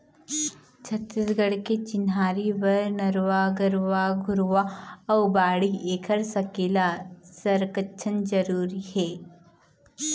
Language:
Chhattisgarhi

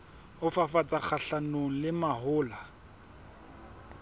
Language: Southern Sotho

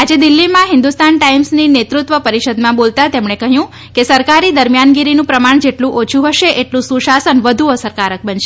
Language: Gujarati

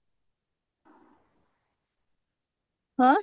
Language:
Odia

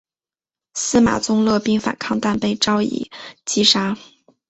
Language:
Chinese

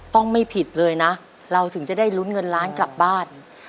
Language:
Thai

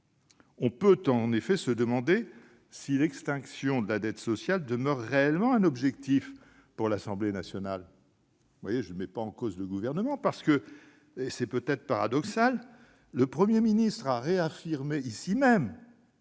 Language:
French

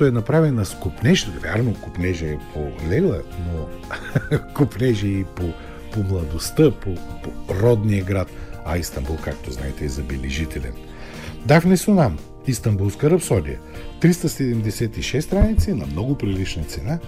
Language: Bulgarian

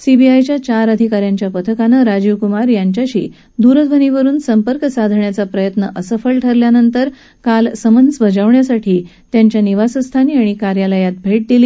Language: Marathi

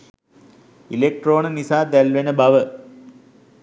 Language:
Sinhala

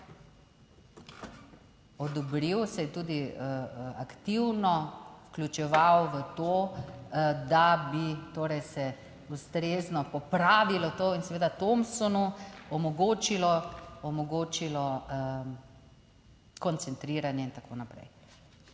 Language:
Slovenian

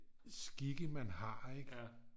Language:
Danish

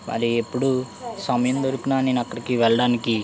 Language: Telugu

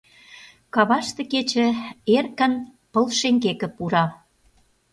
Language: Mari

